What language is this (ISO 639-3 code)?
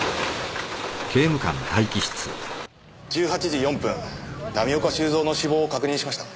jpn